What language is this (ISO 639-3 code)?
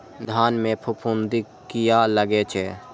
mai